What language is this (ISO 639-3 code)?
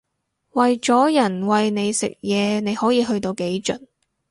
yue